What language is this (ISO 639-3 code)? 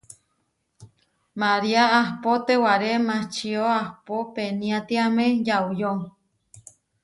var